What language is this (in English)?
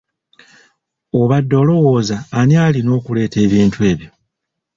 Ganda